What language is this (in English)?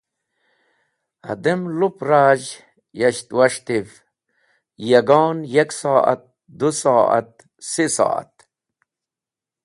Wakhi